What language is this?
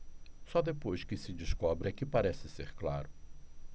Portuguese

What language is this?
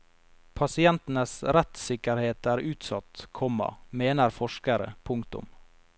Norwegian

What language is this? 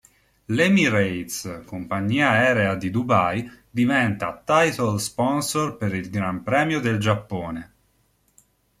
Italian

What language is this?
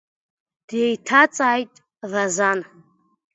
Abkhazian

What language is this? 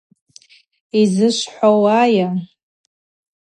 Abaza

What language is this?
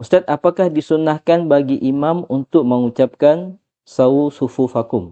Indonesian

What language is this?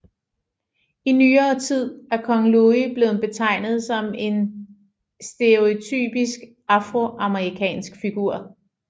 Danish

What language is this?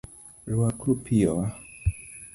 Luo (Kenya and Tanzania)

